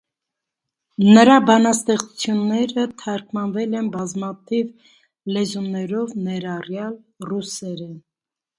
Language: Armenian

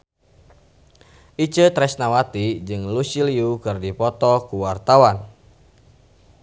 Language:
Sundanese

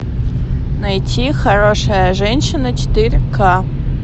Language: Russian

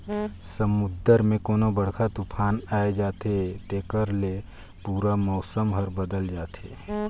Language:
Chhattisgarhi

